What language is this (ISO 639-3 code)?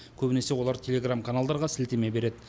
kaz